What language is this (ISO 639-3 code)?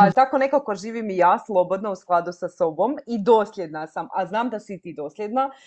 hrv